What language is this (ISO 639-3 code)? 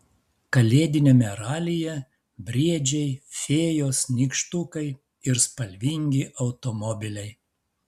lit